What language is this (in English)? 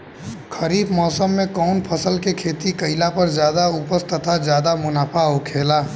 Bhojpuri